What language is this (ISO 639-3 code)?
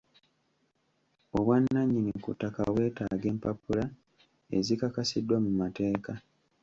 lug